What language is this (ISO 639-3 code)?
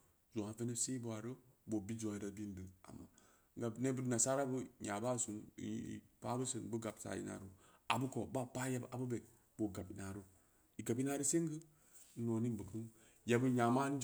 ndi